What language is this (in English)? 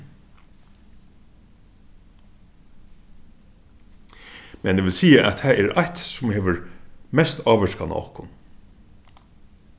Faroese